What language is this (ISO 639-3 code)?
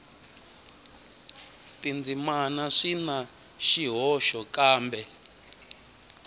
tso